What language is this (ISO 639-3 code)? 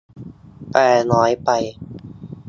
tha